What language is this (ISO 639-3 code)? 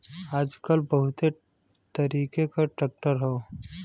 bho